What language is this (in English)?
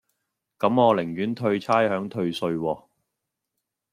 Cantonese